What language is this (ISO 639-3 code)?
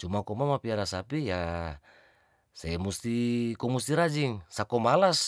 tdn